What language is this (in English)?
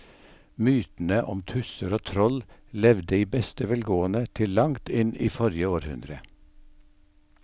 Norwegian